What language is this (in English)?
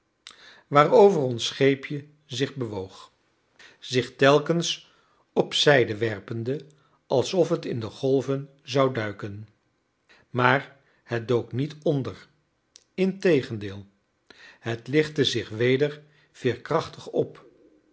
Dutch